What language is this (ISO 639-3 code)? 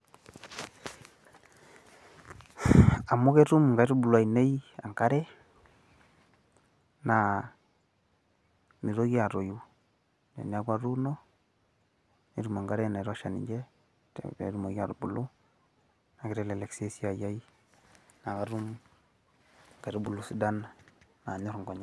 mas